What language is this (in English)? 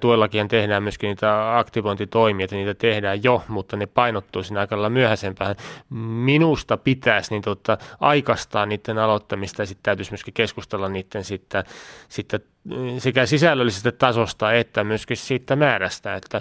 Finnish